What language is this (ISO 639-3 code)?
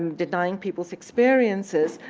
eng